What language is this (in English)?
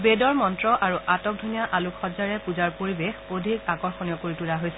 Assamese